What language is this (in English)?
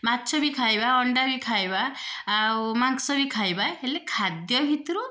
Odia